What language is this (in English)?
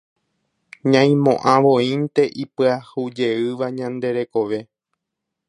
Guarani